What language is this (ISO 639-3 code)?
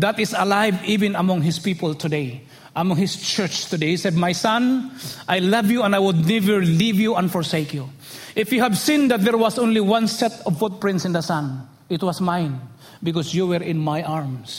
eng